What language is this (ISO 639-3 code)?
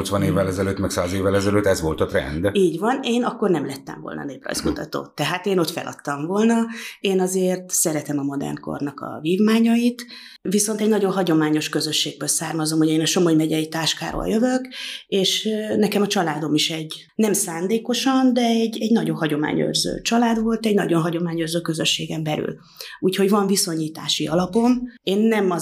hun